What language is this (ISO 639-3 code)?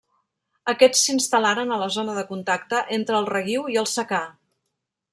cat